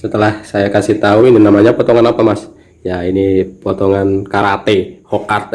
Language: Indonesian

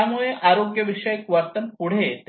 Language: Marathi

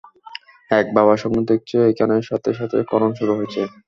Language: Bangla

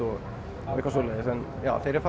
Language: Icelandic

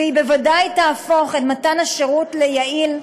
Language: Hebrew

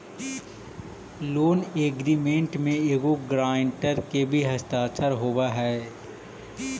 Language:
Magahi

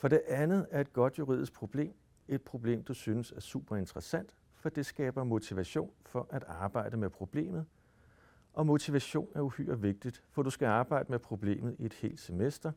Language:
Danish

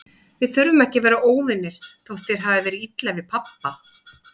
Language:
Icelandic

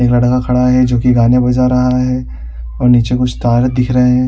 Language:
Hindi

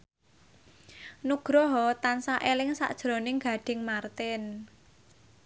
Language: Javanese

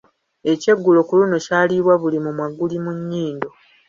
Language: Ganda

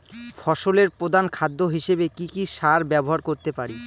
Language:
Bangla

